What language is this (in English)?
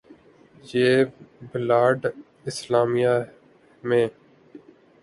Urdu